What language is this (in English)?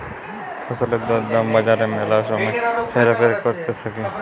Bangla